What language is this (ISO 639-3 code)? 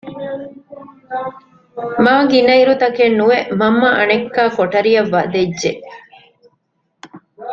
div